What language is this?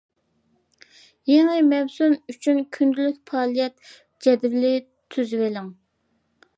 Uyghur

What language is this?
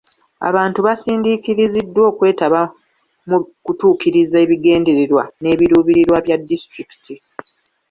Ganda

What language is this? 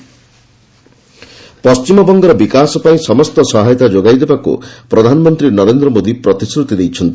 Odia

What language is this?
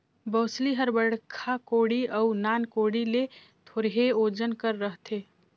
Chhattisgarhi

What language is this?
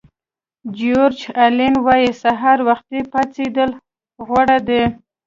Pashto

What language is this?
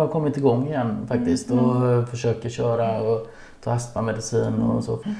Swedish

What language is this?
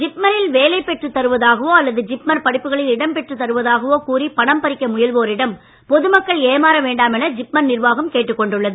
Tamil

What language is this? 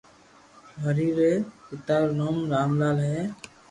Loarki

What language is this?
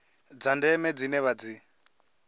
Venda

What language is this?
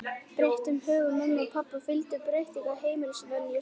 Icelandic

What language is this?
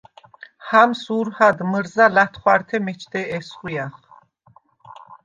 Svan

